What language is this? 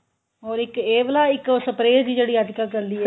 Punjabi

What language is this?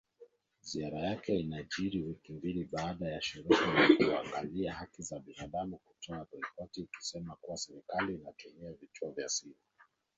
Swahili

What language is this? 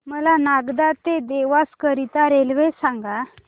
Marathi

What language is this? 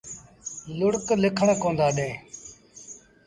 Sindhi Bhil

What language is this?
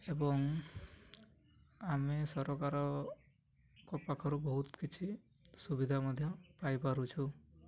Odia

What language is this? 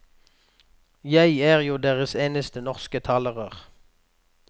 Norwegian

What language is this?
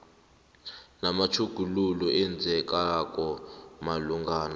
South Ndebele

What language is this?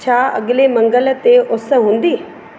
Sindhi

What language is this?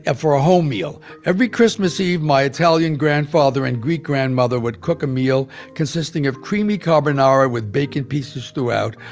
English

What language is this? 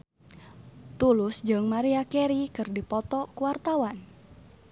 Sundanese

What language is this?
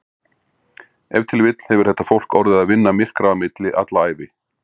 Icelandic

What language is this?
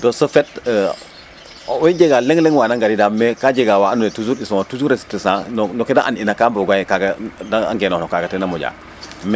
Serer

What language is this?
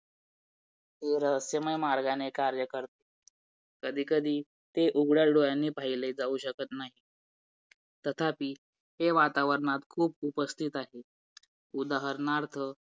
Marathi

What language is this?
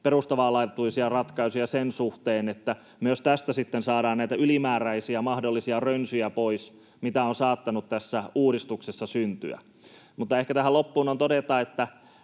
Finnish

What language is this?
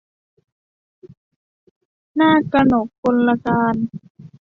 Thai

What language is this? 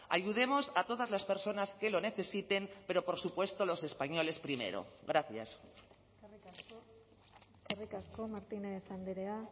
Spanish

